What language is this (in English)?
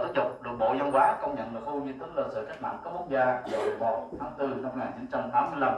Vietnamese